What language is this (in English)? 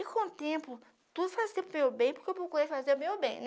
Portuguese